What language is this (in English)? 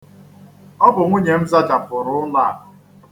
Igbo